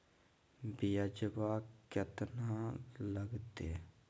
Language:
Magahi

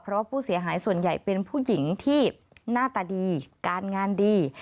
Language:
Thai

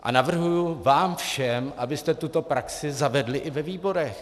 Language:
Czech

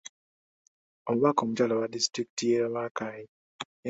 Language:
Ganda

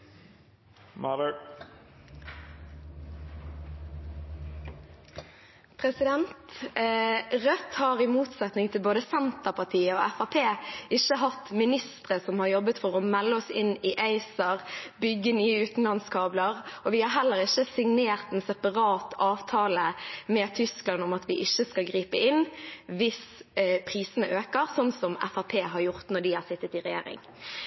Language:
Norwegian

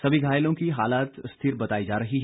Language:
Hindi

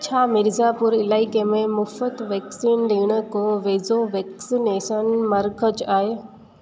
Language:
Sindhi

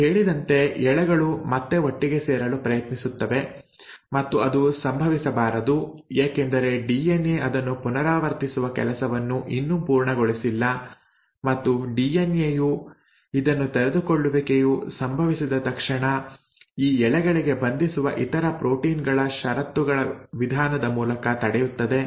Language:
Kannada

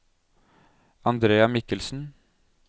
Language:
Norwegian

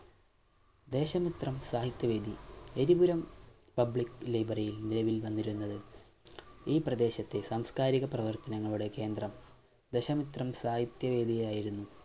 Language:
Malayalam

